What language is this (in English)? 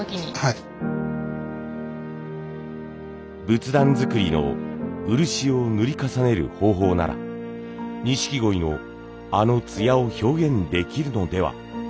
Japanese